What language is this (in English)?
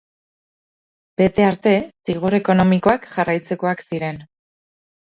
Basque